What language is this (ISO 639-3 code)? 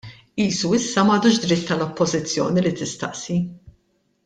mlt